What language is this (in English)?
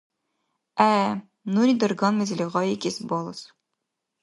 Dargwa